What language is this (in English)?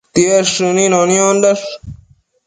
Matsés